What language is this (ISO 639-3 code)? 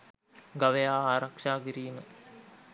sin